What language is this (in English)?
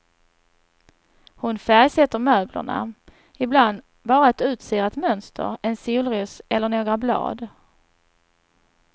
Swedish